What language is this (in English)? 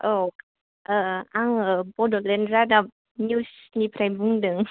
Bodo